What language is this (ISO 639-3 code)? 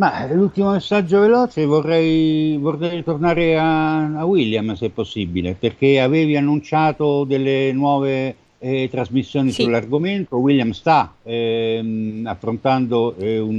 ita